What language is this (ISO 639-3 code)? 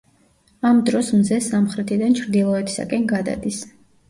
kat